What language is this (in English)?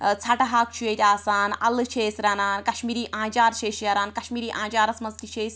Kashmiri